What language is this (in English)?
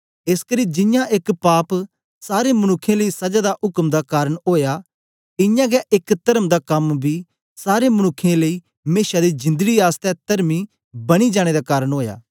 Dogri